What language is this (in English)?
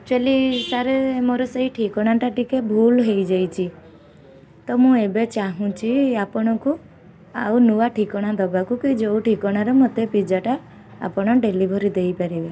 Odia